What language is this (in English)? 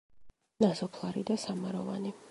Georgian